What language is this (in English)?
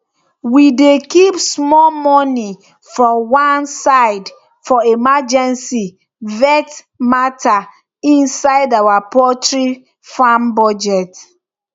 Nigerian Pidgin